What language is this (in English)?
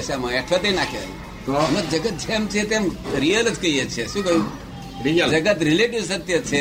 Gujarati